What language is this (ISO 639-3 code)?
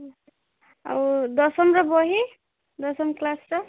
ori